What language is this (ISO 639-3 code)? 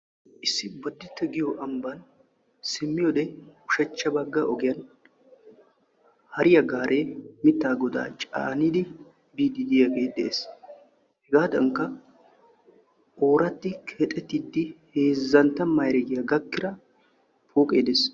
wal